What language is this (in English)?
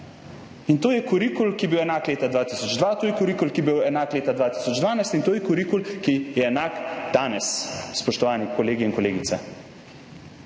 Slovenian